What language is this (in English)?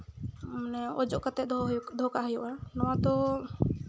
Santali